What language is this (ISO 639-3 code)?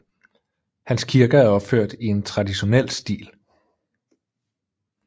dan